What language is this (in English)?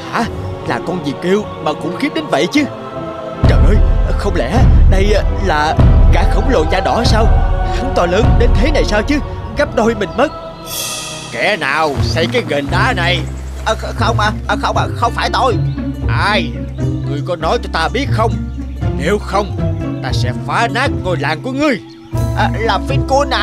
Vietnamese